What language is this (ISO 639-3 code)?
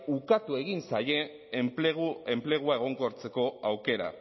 eus